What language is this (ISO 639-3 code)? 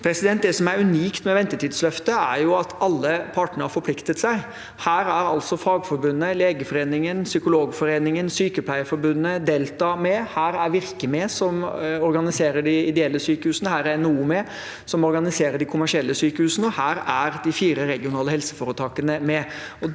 nor